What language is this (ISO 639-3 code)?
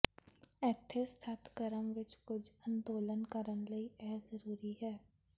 pan